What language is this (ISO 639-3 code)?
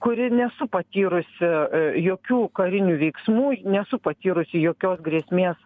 lit